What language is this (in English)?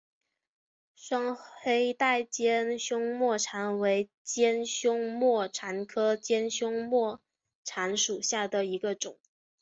Chinese